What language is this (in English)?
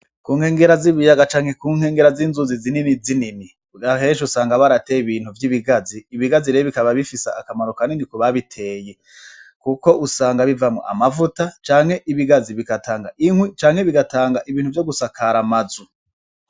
Rundi